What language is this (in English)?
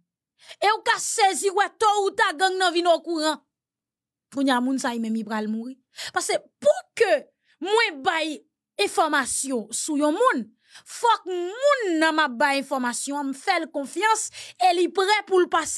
French